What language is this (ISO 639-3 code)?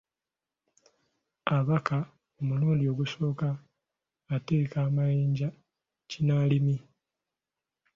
lug